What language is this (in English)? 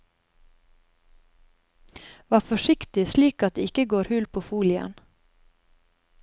Norwegian